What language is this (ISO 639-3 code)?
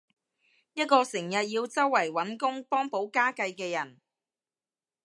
yue